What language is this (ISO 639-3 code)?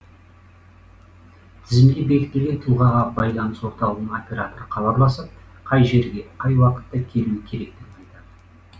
kaz